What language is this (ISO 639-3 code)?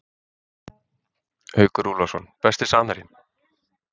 isl